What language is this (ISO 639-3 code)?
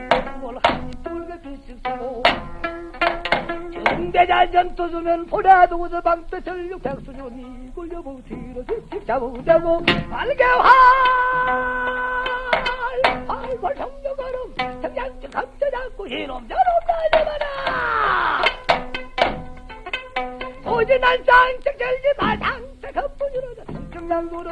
kor